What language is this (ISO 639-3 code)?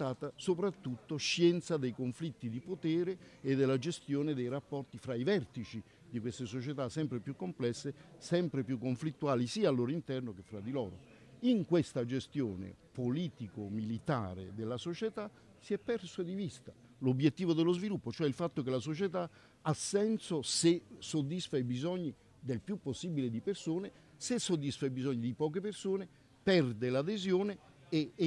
ita